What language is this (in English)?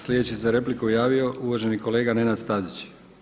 Croatian